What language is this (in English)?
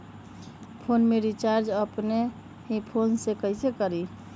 Magahi